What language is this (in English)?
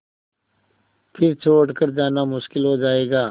Hindi